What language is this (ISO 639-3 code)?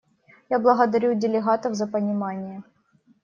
rus